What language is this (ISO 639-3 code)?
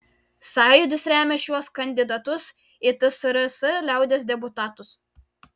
lit